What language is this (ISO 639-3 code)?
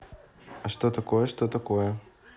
rus